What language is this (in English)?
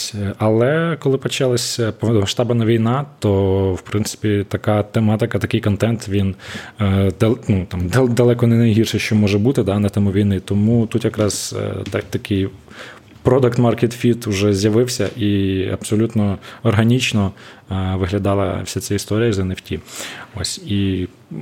Ukrainian